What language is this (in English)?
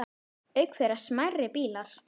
Icelandic